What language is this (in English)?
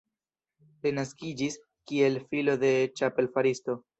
Esperanto